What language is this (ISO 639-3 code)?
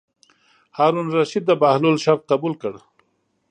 pus